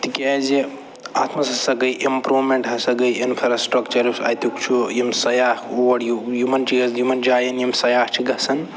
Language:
Kashmiri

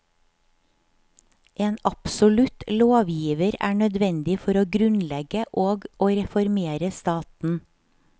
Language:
Norwegian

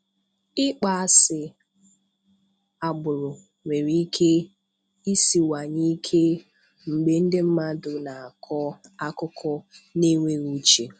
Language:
Igbo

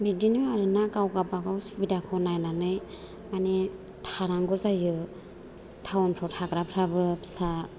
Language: Bodo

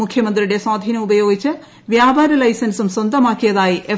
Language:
Malayalam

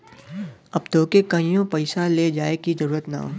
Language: Bhojpuri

